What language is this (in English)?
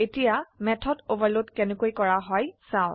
Assamese